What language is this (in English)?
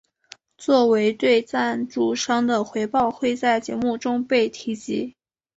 Chinese